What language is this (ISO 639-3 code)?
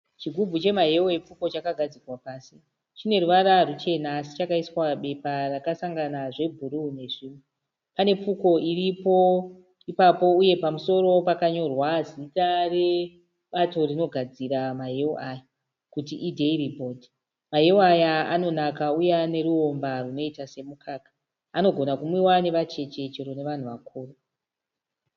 sna